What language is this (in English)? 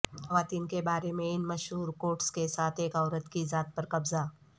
Urdu